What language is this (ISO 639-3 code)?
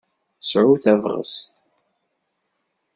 kab